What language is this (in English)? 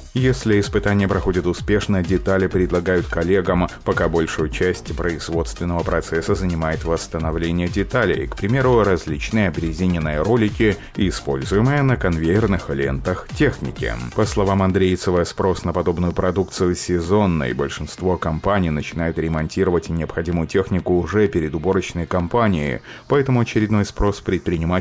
Russian